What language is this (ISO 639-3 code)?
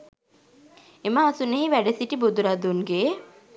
sin